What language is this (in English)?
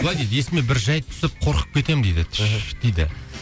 Kazakh